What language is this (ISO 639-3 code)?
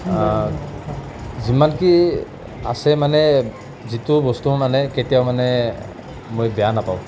asm